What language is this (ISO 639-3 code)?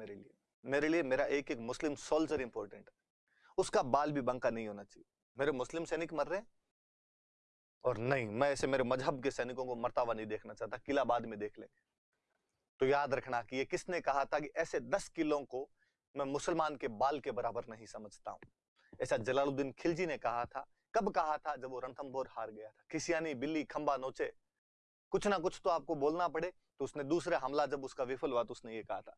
hin